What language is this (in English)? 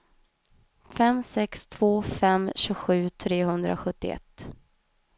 Swedish